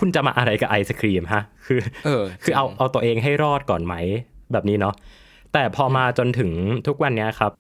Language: Thai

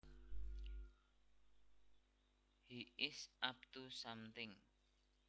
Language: Javanese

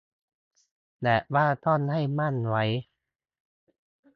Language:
Thai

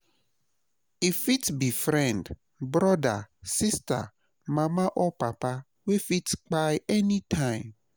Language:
Nigerian Pidgin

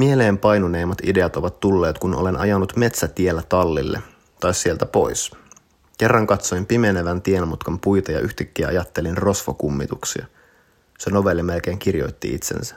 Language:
Finnish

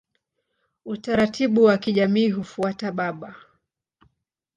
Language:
Swahili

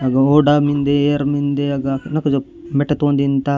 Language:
Gondi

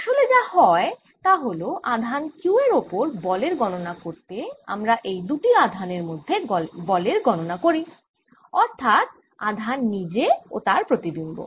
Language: Bangla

